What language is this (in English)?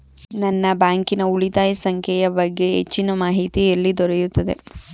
Kannada